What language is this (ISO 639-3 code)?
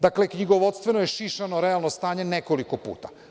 srp